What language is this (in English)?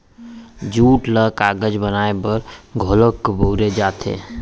Chhattisgarhi